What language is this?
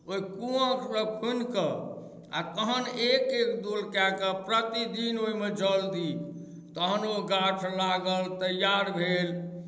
Maithili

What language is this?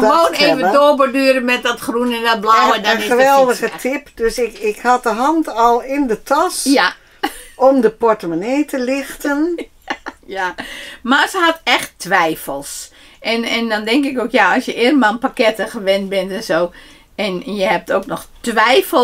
Dutch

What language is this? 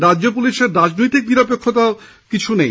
Bangla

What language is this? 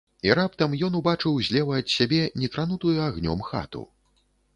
Belarusian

